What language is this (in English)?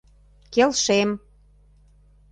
Mari